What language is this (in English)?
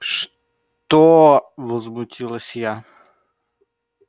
Russian